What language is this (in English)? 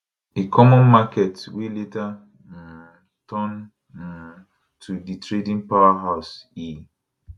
Nigerian Pidgin